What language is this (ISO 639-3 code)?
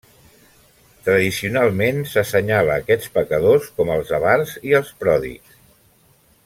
cat